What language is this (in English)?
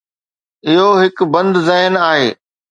Sindhi